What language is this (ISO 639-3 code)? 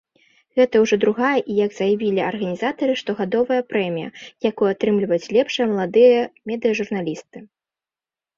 bel